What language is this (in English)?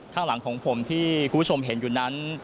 Thai